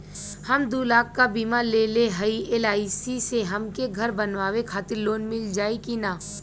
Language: Bhojpuri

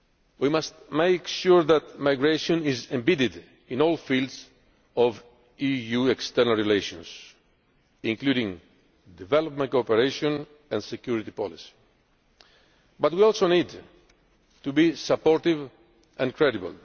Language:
English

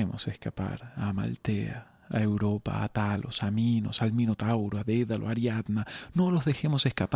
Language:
Spanish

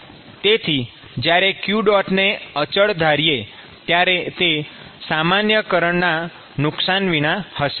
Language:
Gujarati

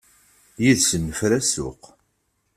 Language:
Kabyle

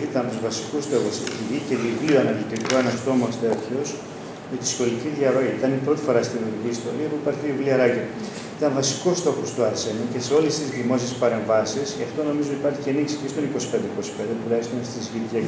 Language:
Greek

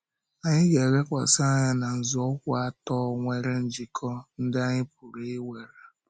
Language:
Igbo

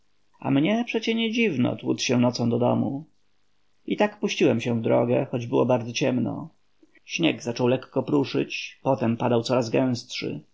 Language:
Polish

